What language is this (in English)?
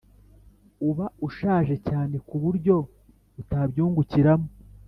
Kinyarwanda